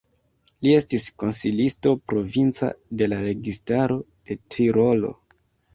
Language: Esperanto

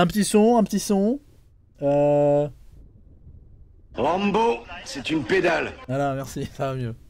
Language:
French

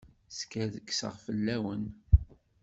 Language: Kabyle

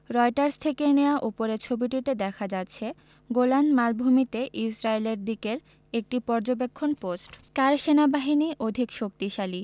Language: Bangla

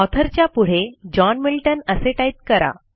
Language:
Marathi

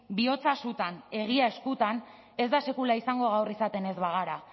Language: Basque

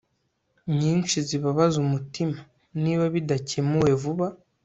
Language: Kinyarwanda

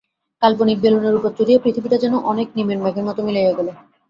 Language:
Bangla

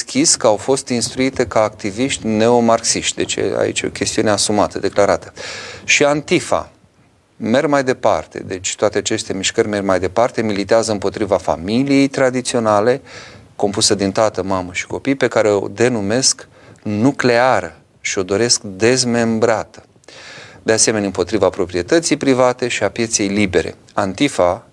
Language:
Romanian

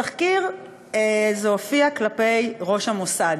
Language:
Hebrew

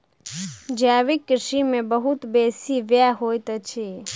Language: Maithili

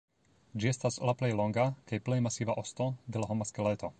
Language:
Esperanto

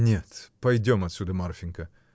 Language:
Russian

